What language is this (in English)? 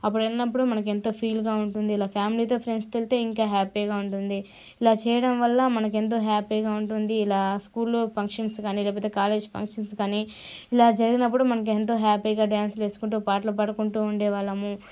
Telugu